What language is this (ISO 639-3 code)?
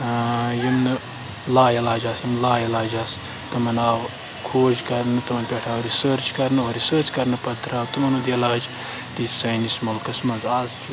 kas